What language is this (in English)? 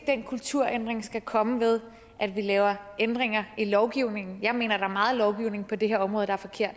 Danish